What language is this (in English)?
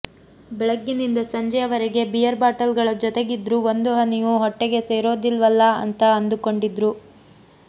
Kannada